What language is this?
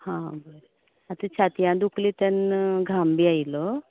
Konkani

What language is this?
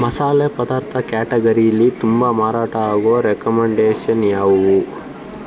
Kannada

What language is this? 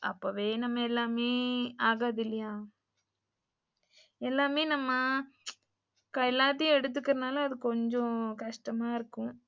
Tamil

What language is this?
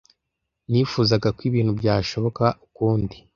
Kinyarwanda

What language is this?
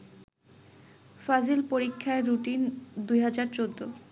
Bangla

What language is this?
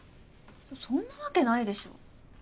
Japanese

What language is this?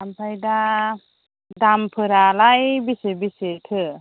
Bodo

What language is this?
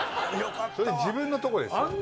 Japanese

